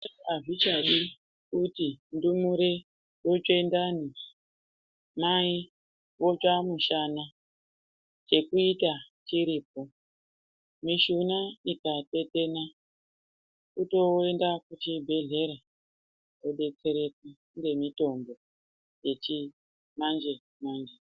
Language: Ndau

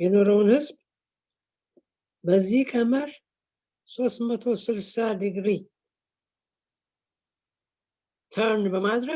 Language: Turkish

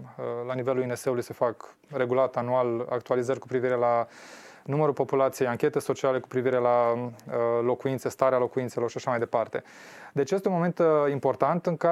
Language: Romanian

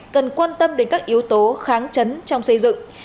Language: Vietnamese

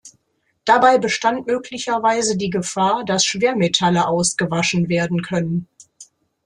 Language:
German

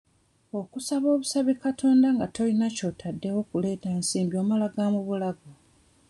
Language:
Ganda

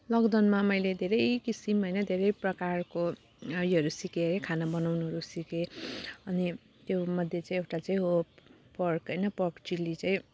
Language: Nepali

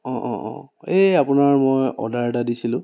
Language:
Assamese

